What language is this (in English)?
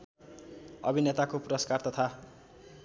Nepali